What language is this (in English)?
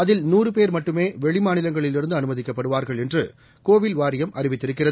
Tamil